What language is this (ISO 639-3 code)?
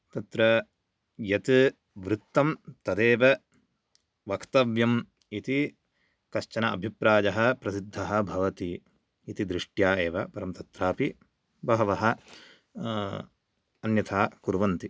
san